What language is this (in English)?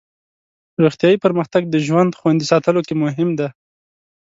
Pashto